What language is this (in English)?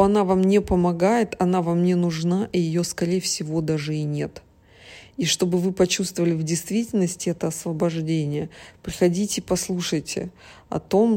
Russian